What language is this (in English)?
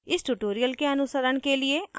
Hindi